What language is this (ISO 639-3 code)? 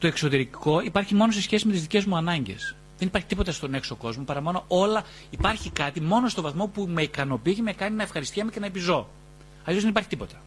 ell